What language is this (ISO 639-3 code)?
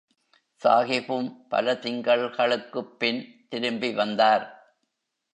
tam